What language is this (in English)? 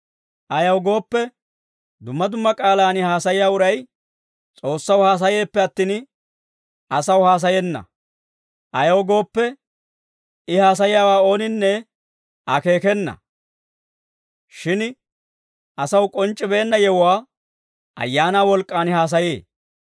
Dawro